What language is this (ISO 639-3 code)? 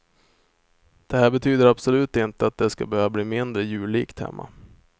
swe